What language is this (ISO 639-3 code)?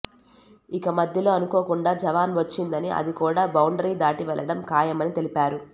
tel